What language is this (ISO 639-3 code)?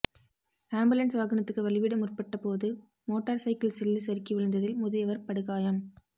tam